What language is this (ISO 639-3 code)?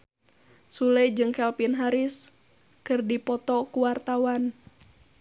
sun